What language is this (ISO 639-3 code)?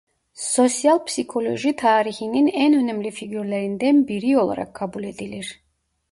tur